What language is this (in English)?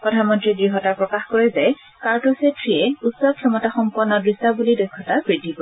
Assamese